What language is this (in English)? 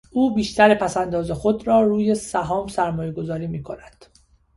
Persian